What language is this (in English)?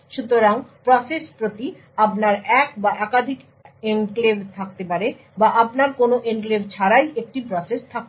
Bangla